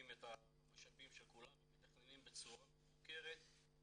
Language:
Hebrew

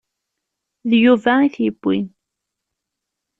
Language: Kabyle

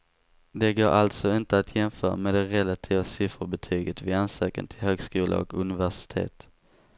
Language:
Swedish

